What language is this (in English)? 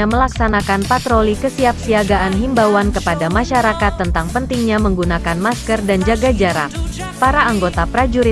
Indonesian